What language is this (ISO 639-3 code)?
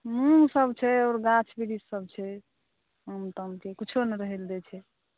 mai